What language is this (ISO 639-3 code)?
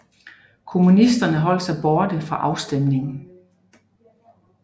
dan